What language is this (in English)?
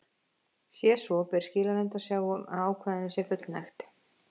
Icelandic